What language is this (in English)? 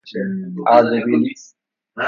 Persian